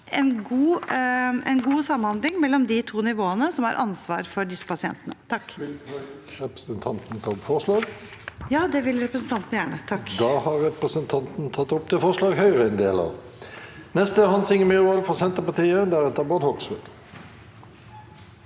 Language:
Norwegian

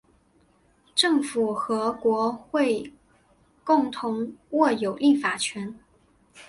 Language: Chinese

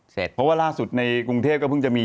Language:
Thai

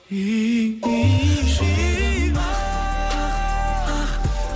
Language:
Kazakh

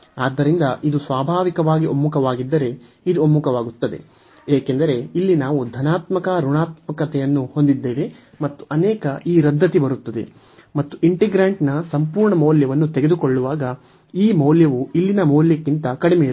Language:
Kannada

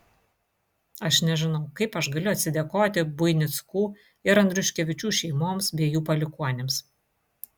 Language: Lithuanian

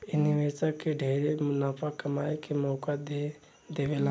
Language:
Bhojpuri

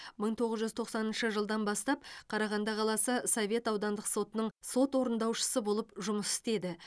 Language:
Kazakh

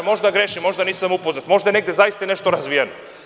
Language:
Serbian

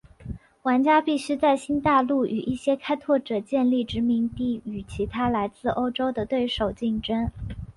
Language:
Chinese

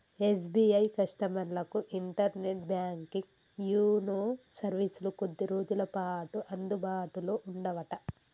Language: Telugu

